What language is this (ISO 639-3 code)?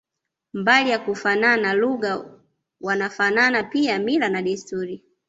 swa